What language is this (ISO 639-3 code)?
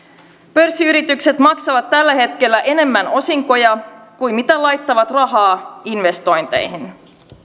fin